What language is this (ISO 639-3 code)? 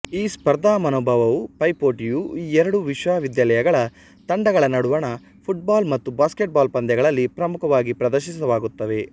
kan